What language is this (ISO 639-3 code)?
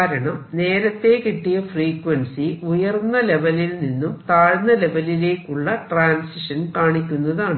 mal